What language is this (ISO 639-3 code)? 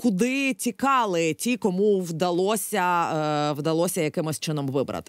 ukr